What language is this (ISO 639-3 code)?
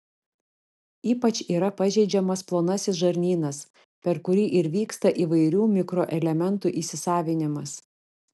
lit